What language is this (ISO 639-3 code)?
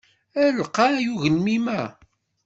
kab